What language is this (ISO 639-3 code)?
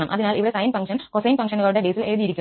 mal